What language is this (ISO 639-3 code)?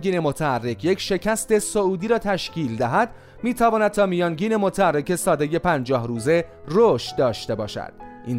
fas